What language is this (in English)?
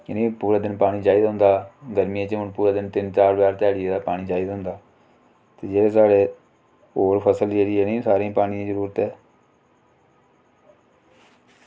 Dogri